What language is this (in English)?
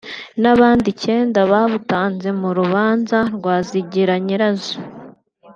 Kinyarwanda